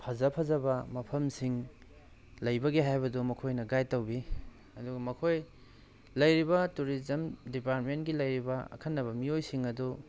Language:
Manipuri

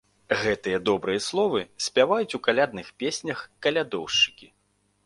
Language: Belarusian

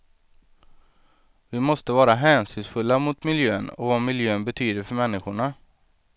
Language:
Swedish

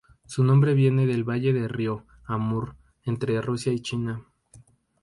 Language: Spanish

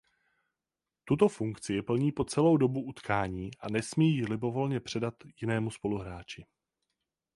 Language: Czech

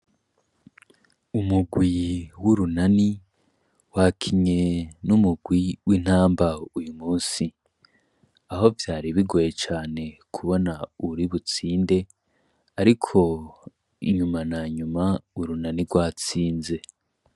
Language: Rundi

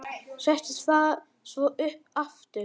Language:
Icelandic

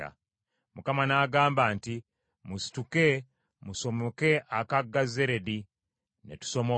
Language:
Ganda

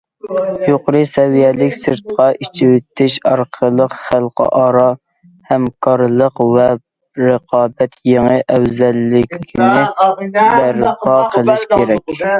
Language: Uyghur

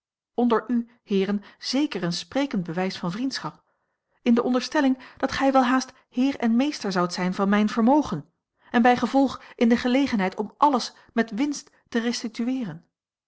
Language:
Dutch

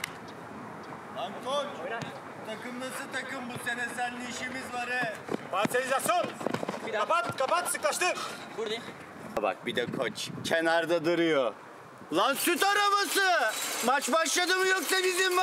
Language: Turkish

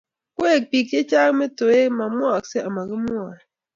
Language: Kalenjin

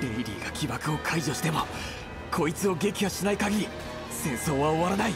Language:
Japanese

